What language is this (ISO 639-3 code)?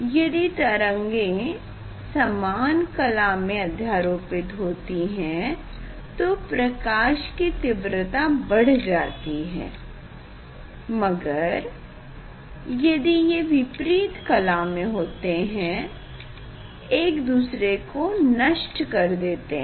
hin